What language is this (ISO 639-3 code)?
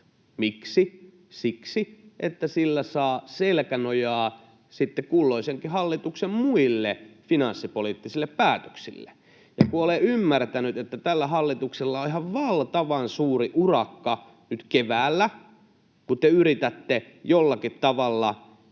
fin